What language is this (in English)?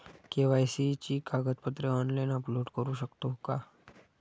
Marathi